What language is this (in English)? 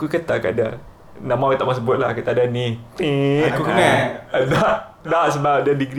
Malay